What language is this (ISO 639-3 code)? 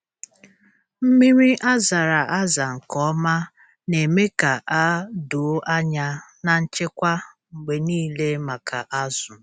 ibo